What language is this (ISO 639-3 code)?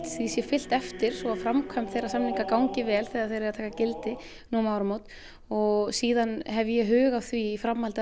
isl